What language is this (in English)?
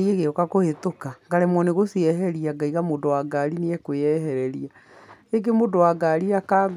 Kikuyu